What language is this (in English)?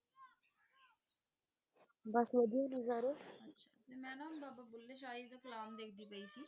Punjabi